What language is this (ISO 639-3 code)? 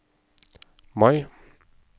nor